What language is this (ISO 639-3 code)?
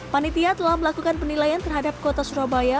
ind